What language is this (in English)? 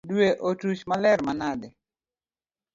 Luo (Kenya and Tanzania)